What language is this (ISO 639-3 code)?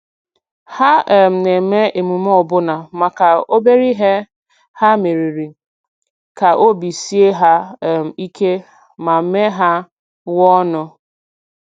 ibo